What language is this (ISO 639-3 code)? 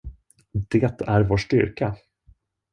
swe